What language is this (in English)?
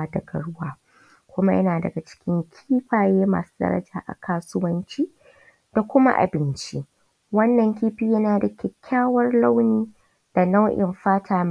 Hausa